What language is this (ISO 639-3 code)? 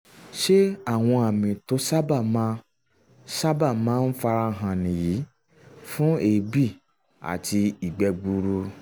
yor